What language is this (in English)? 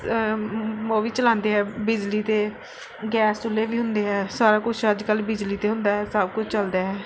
Punjabi